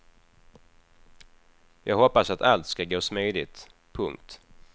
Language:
Swedish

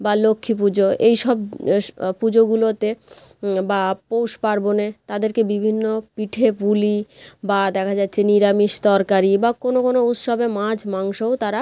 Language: Bangla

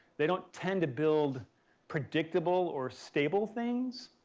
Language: English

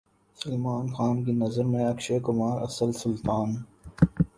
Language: Urdu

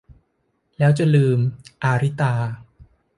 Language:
Thai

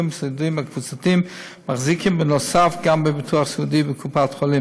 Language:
Hebrew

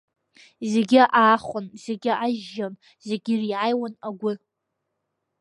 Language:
Abkhazian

